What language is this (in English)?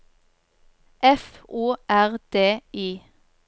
Norwegian